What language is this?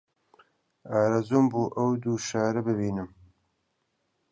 Central Kurdish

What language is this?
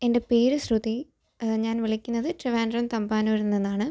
Malayalam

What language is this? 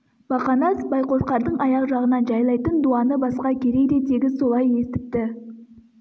Kazakh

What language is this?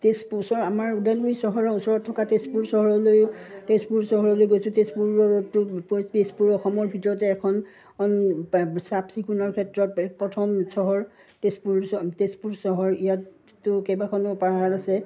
Assamese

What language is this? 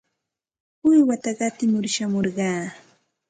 Santa Ana de Tusi Pasco Quechua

